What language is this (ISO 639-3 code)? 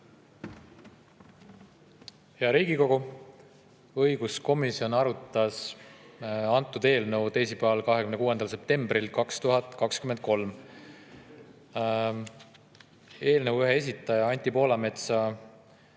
est